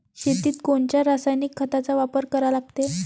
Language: Marathi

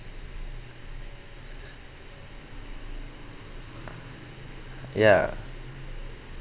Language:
English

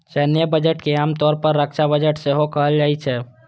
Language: Maithili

